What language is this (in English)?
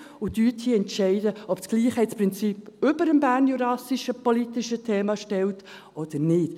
Swiss German